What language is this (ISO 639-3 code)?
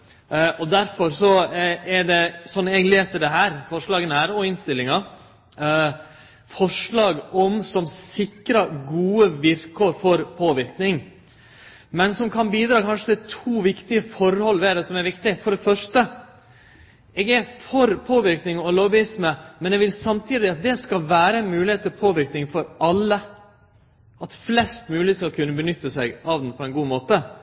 nno